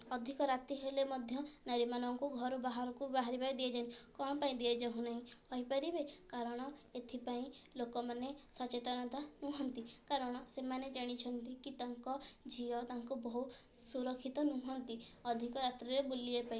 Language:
Odia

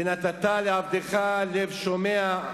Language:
Hebrew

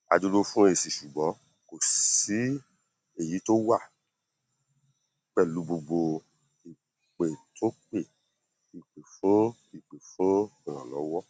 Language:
Yoruba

